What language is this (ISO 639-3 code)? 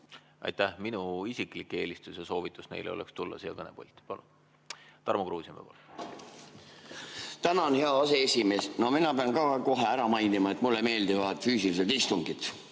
est